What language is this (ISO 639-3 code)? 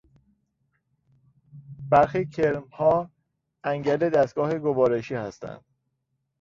fas